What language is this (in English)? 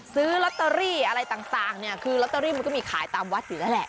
Thai